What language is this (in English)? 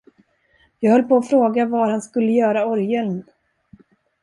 Swedish